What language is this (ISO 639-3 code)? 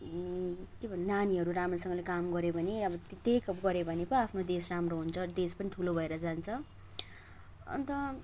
nep